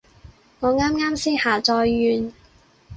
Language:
Cantonese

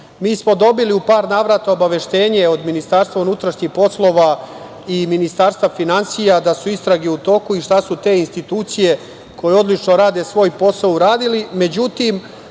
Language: Serbian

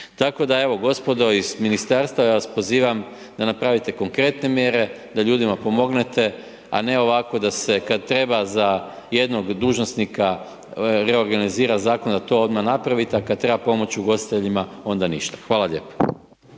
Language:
Croatian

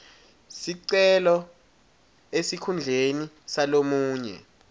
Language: Swati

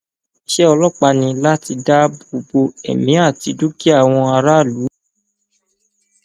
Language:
Yoruba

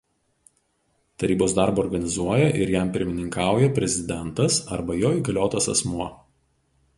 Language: Lithuanian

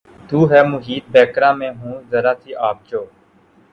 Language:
Urdu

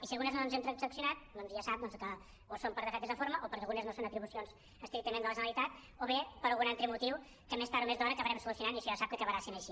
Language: Catalan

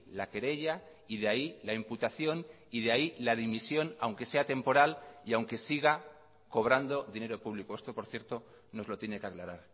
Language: Spanish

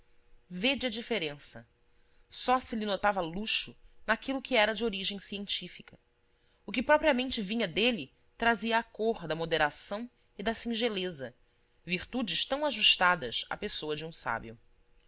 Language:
Portuguese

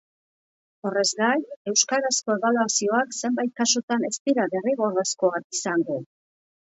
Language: Basque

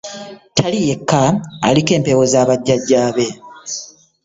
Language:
Ganda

